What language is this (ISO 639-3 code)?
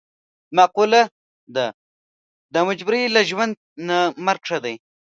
pus